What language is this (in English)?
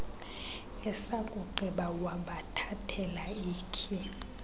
Xhosa